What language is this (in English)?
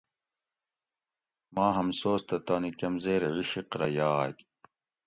Gawri